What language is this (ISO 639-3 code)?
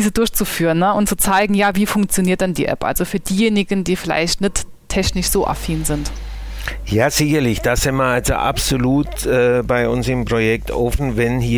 deu